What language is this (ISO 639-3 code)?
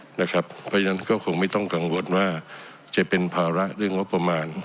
tha